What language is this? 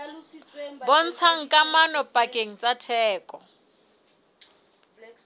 Southern Sotho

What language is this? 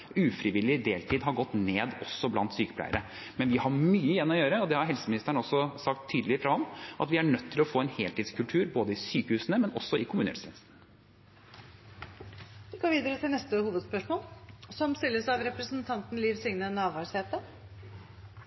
Norwegian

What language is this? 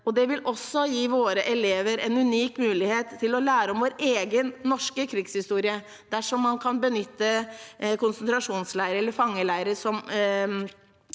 Norwegian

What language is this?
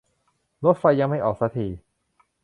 Thai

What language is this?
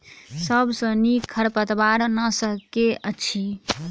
Maithili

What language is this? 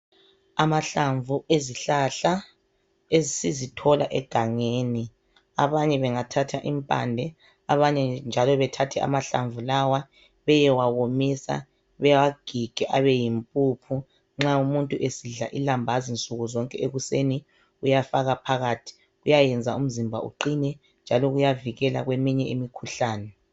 North Ndebele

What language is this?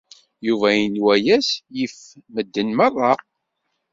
Kabyle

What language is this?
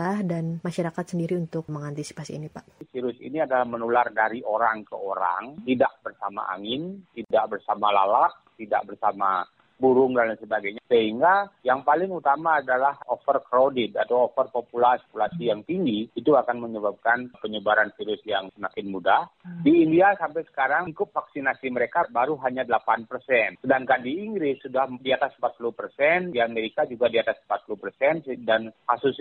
Indonesian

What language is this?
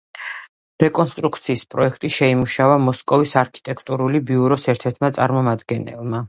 Georgian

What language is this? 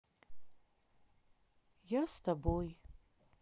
Russian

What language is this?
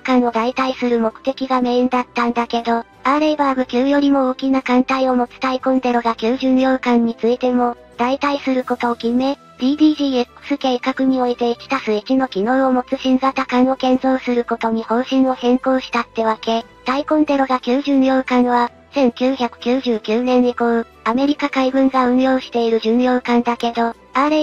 Japanese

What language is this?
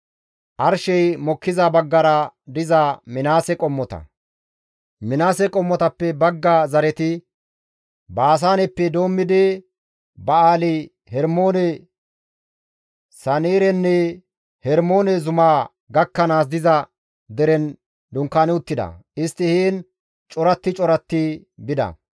Gamo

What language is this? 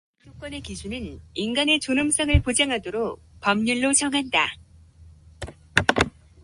Korean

